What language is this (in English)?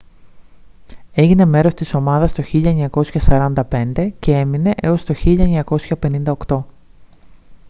Greek